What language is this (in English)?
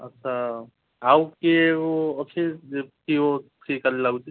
Odia